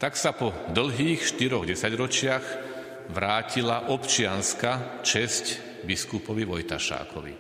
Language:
Slovak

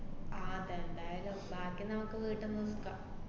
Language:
Malayalam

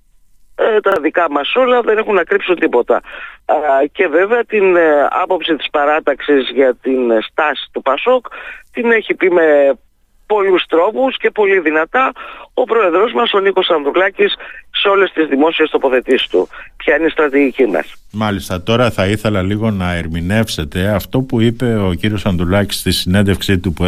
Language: Greek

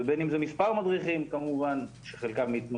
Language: Hebrew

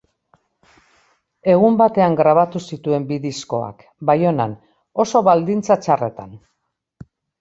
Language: Basque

